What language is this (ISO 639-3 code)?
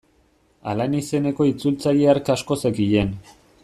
eus